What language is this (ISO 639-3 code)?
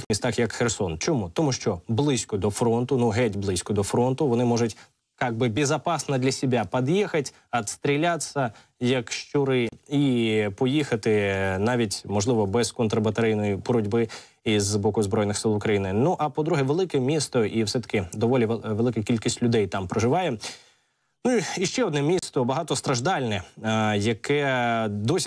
ukr